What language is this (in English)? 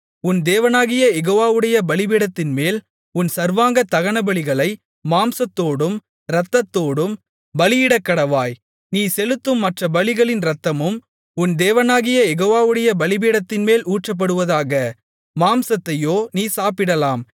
Tamil